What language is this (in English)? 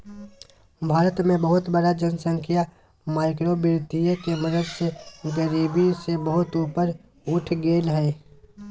Magahi